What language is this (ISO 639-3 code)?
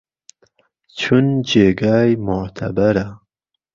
ckb